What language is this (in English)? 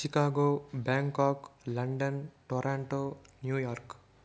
Telugu